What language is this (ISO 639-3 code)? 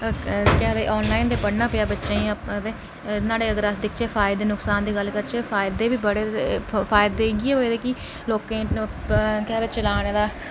doi